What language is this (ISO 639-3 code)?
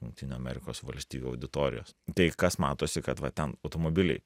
lit